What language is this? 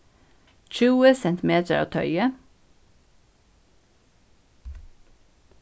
Faroese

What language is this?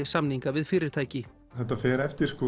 Icelandic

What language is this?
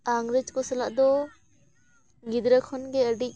Santali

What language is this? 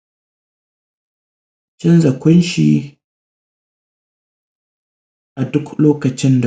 Hausa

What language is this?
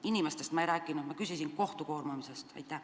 Estonian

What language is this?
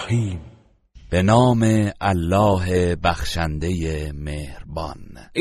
Persian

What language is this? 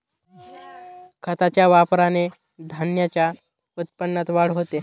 Marathi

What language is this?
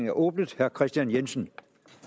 Danish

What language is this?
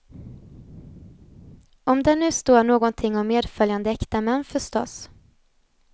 Swedish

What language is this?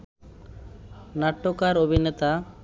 Bangla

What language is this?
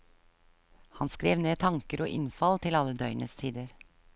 Norwegian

